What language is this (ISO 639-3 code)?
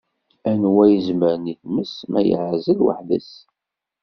kab